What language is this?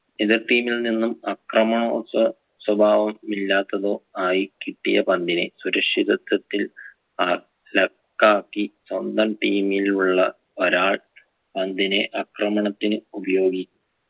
Malayalam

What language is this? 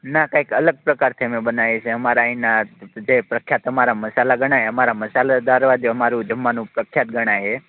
Gujarati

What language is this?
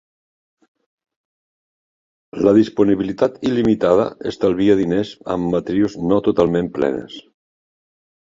Catalan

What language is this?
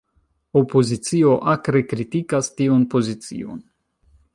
Esperanto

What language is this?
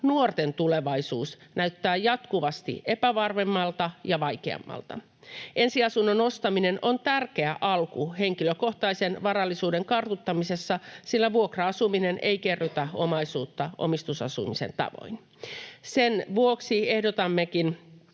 Finnish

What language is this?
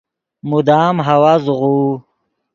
Yidgha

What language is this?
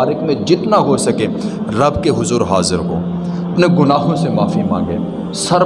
Urdu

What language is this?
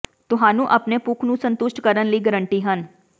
Punjabi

